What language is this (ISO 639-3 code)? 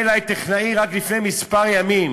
heb